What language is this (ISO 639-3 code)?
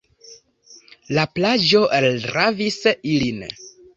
epo